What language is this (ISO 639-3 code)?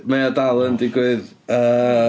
cym